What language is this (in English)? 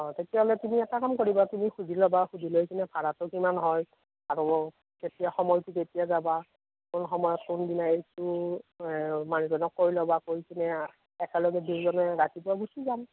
Assamese